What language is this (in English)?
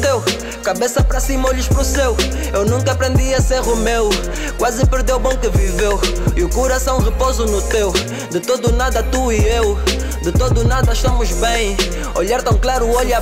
Portuguese